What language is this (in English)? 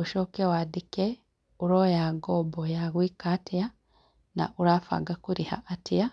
Kikuyu